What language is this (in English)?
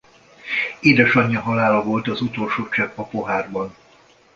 Hungarian